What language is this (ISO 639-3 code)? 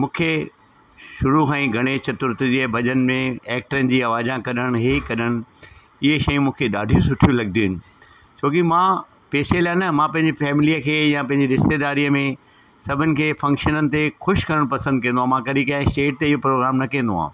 snd